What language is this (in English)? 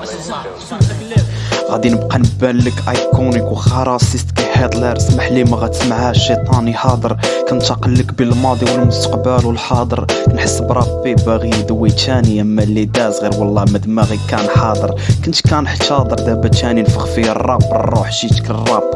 Arabic